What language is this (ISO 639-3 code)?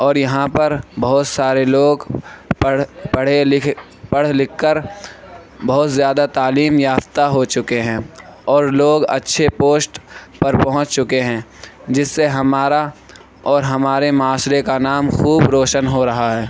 urd